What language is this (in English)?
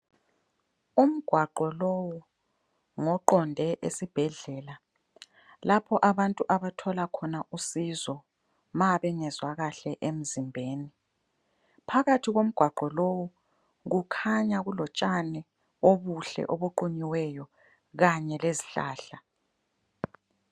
North Ndebele